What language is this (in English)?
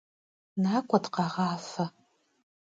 Kabardian